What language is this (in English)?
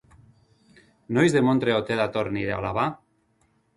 Basque